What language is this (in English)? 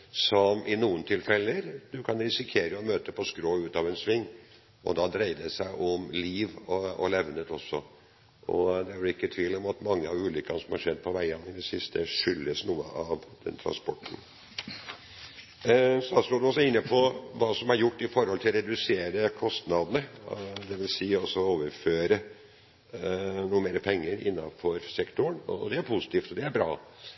Norwegian Bokmål